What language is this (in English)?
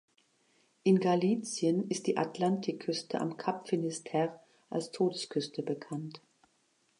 German